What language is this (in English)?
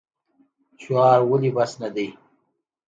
Pashto